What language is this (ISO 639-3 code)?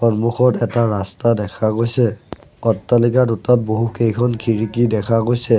asm